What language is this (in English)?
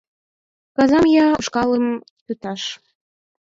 Mari